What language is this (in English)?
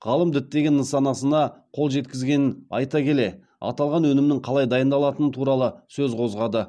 Kazakh